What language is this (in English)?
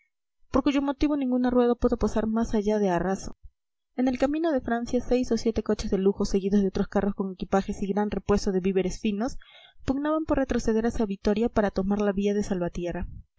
Spanish